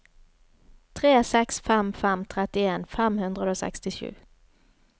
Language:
Norwegian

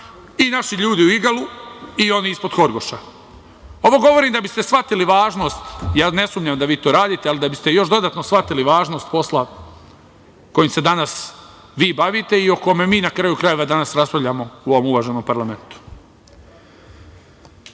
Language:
Serbian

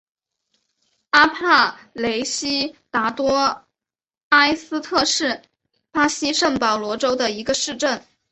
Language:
Chinese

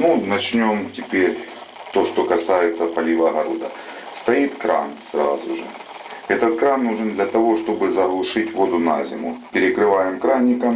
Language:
Russian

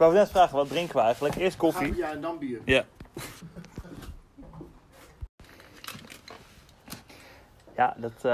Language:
Dutch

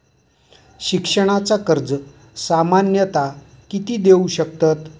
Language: Marathi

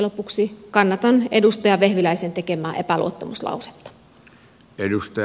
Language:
Finnish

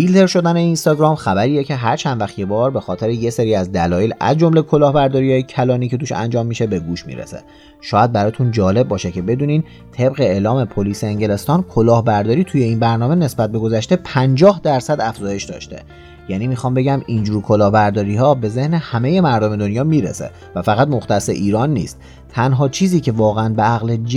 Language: Persian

